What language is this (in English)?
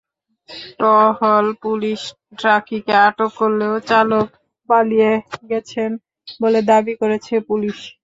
Bangla